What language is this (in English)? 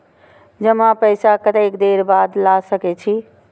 Maithili